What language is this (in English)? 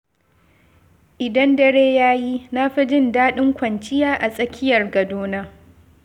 Hausa